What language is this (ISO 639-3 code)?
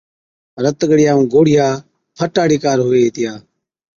odk